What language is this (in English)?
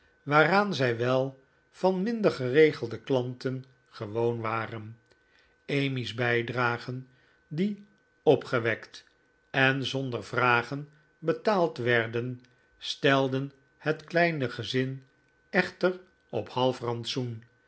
Dutch